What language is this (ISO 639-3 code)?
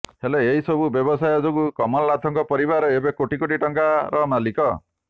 ori